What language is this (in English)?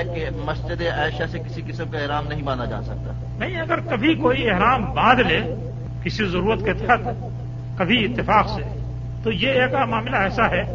Urdu